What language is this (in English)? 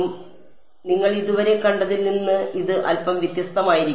Malayalam